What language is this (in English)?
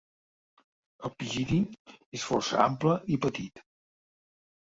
Catalan